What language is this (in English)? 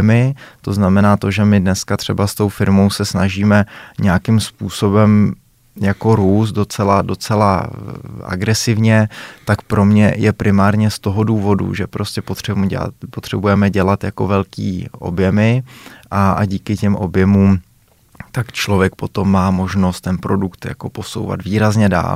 Czech